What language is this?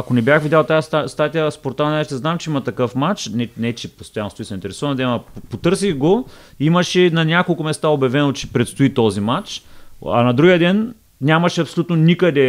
Bulgarian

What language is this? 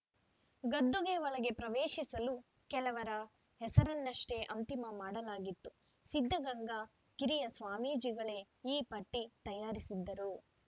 Kannada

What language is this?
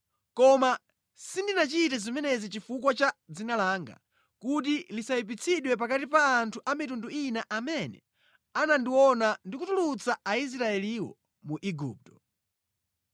Nyanja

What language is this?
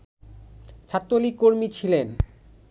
Bangla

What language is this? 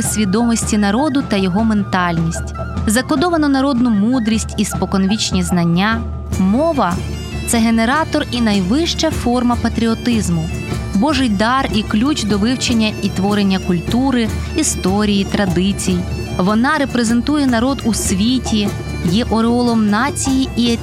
Ukrainian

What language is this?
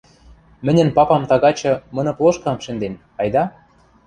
Western Mari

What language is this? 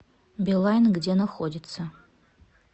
Russian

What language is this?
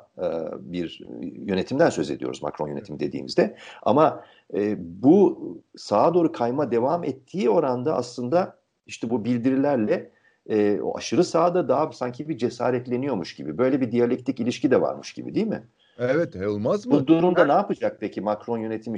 Turkish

